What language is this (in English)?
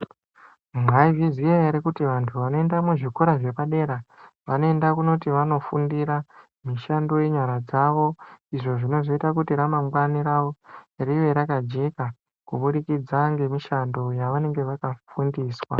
Ndau